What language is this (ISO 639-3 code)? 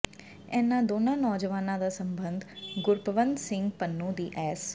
pan